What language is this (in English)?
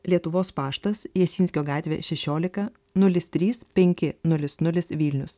Lithuanian